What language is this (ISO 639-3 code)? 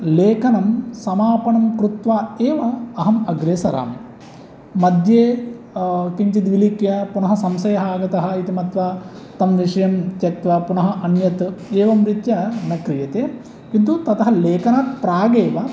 san